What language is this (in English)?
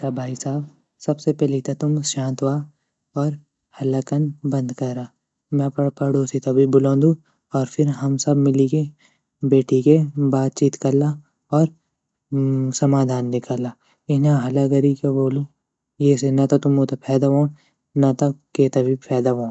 Garhwali